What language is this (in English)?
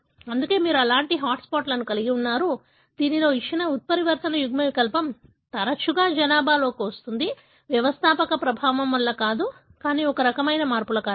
Telugu